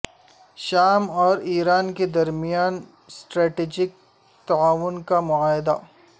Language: Urdu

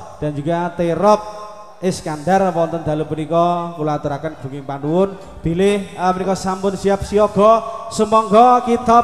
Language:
Indonesian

